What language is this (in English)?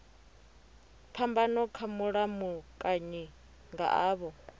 Venda